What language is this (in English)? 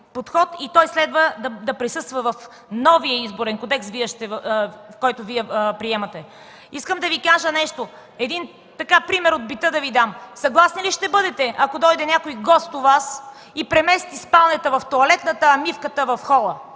Bulgarian